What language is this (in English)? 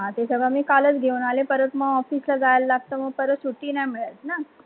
Marathi